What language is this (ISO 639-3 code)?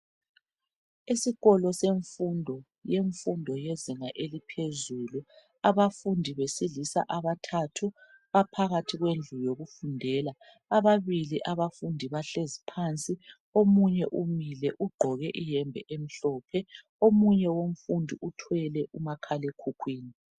nde